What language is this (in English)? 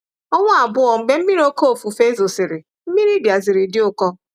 Igbo